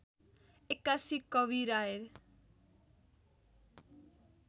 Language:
Nepali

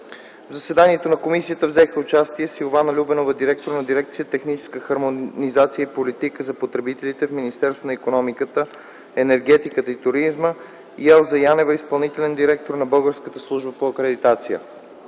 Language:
Bulgarian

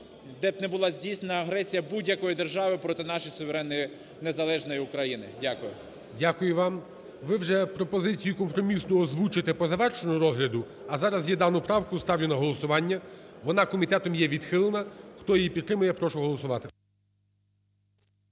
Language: Ukrainian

